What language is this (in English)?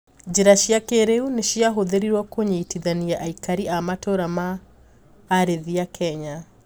Kikuyu